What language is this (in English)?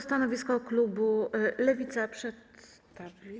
Polish